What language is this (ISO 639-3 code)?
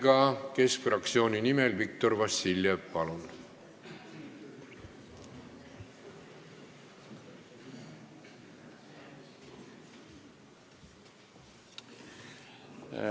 est